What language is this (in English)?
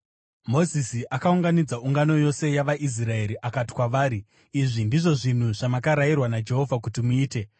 Shona